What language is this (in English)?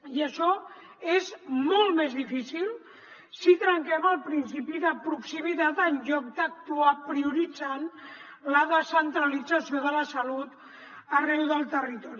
Catalan